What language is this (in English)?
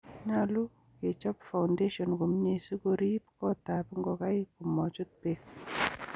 Kalenjin